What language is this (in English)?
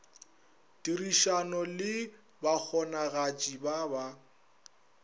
Northern Sotho